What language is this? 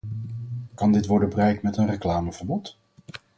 Dutch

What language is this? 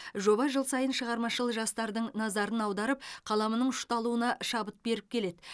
Kazakh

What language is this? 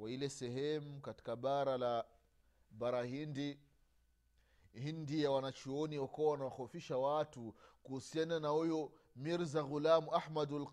Swahili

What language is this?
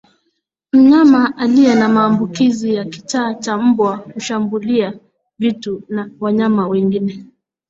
Swahili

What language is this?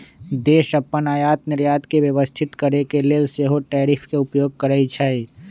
Magahi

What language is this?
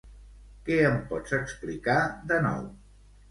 Catalan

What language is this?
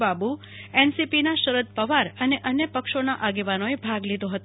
Gujarati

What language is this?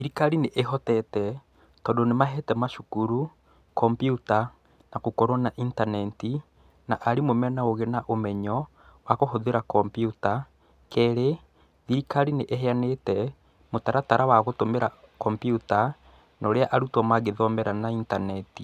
Kikuyu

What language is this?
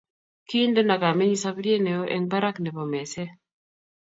Kalenjin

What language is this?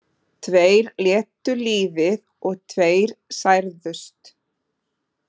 Icelandic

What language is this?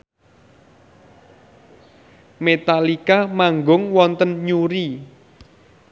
Javanese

